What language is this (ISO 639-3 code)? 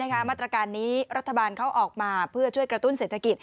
tha